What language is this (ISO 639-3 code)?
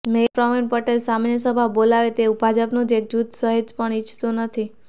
guj